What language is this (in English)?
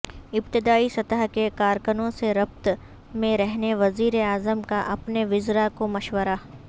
Urdu